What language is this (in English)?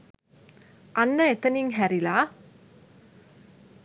Sinhala